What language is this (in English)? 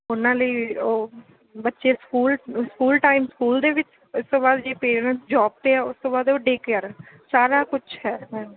Punjabi